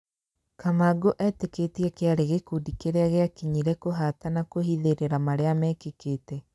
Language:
Kikuyu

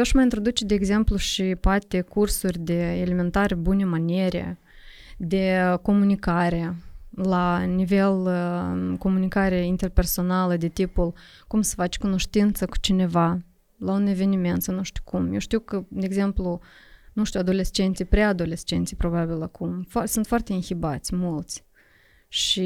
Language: Romanian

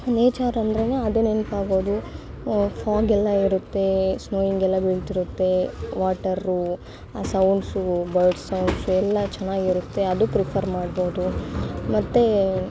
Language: Kannada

